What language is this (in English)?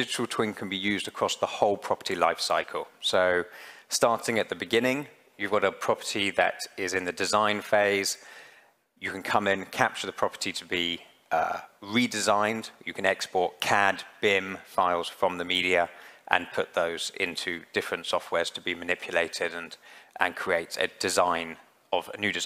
English